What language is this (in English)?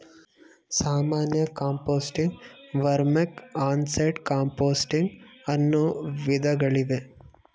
Kannada